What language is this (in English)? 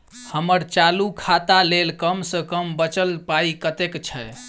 Maithili